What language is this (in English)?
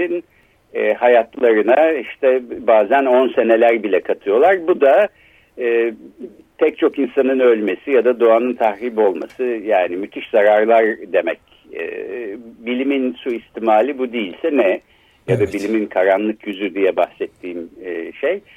Turkish